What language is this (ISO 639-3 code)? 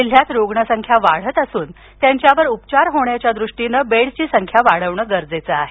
mar